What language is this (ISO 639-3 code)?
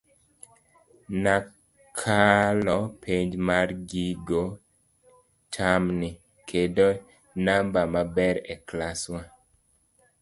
luo